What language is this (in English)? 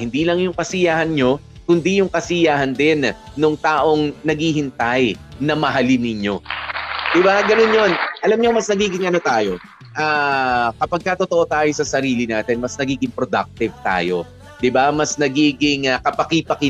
Filipino